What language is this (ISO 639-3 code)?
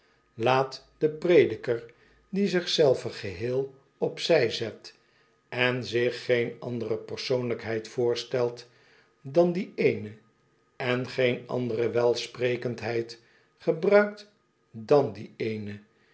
nld